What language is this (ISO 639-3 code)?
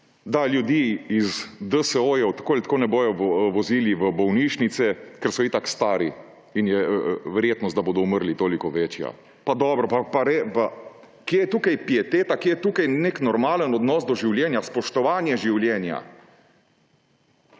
slv